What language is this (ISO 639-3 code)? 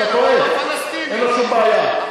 heb